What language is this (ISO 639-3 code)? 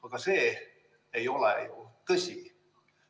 est